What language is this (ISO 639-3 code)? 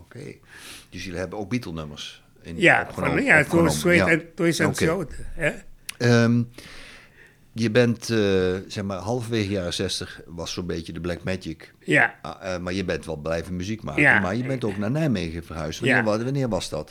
nld